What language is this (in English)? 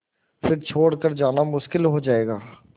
Hindi